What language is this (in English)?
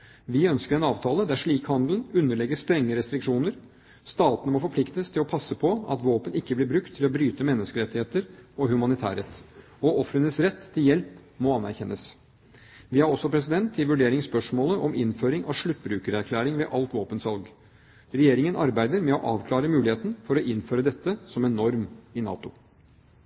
Norwegian Bokmål